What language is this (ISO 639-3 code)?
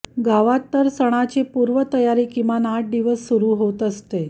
mar